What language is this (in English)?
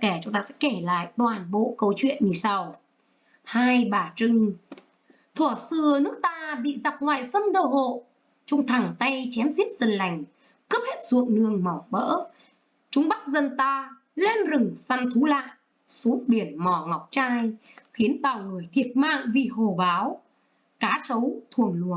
Vietnamese